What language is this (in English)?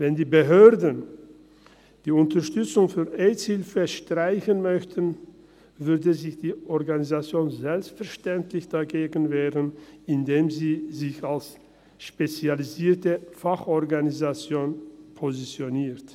Swiss German